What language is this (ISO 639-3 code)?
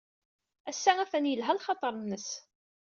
kab